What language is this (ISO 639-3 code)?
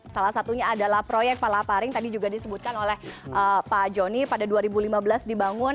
ind